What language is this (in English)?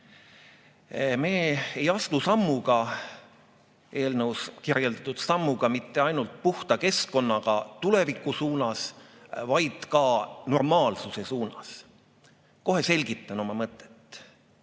Estonian